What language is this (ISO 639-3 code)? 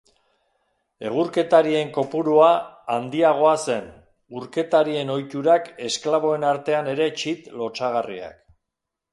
eus